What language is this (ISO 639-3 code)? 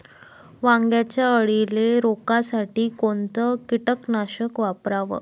mar